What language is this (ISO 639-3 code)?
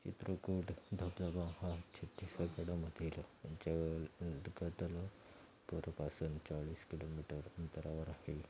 mar